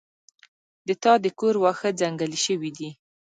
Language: Pashto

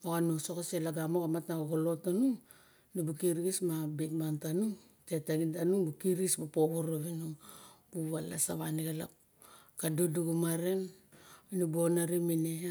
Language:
Barok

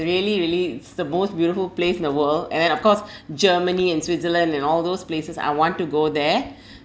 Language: English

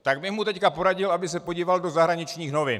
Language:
Czech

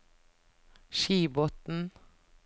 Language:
Norwegian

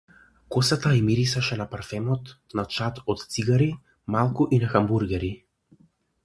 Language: Macedonian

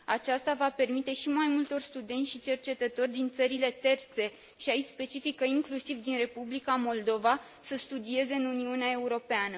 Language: Romanian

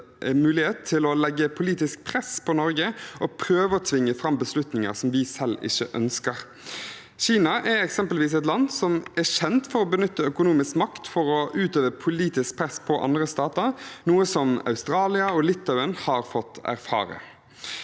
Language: Norwegian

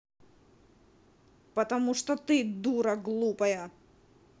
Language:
Russian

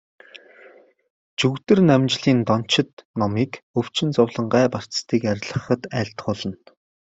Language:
Mongolian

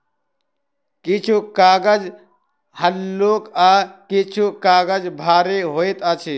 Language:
Maithili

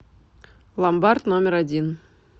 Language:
Russian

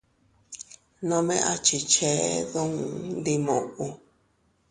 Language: Teutila Cuicatec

